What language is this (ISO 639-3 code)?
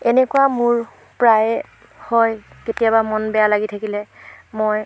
asm